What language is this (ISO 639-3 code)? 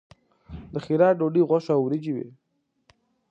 pus